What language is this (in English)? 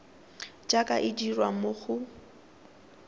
Tswana